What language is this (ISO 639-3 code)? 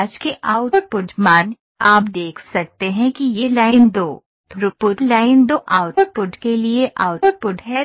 hin